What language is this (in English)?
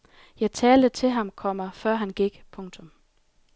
Danish